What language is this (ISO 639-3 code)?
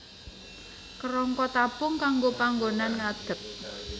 jav